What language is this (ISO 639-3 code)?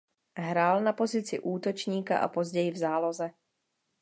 ces